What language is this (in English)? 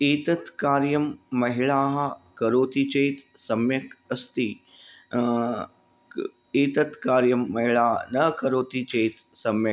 Sanskrit